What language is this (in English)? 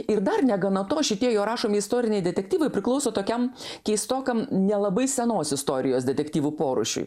Lithuanian